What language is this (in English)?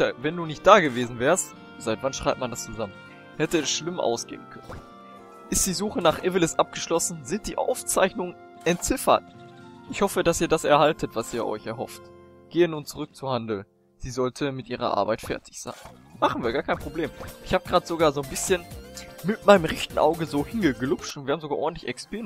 German